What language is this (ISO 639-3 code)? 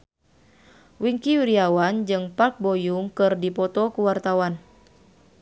sun